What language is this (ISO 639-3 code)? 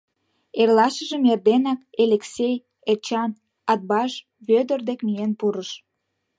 chm